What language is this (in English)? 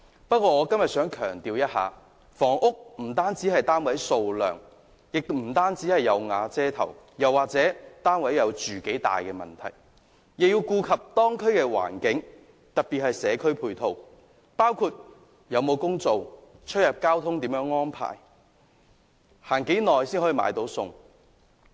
Cantonese